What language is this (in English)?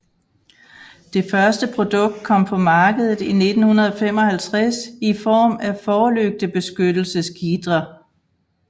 Danish